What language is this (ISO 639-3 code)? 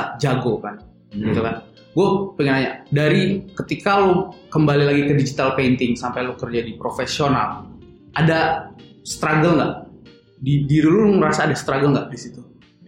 ind